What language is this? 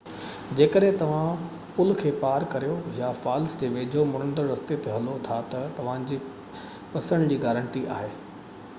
Sindhi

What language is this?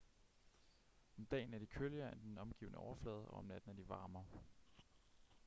Danish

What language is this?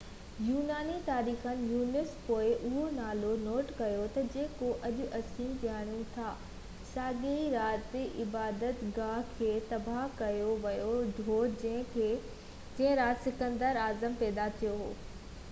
Sindhi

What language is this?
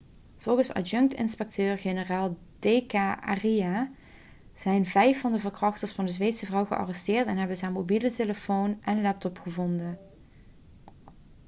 Dutch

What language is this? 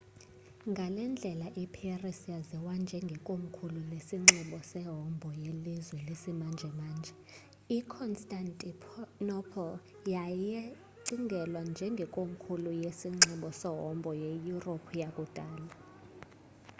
Xhosa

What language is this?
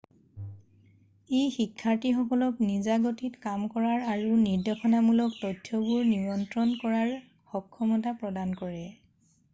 Assamese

